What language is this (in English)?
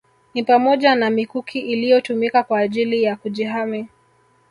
Swahili